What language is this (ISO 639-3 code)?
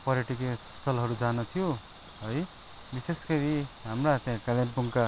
nep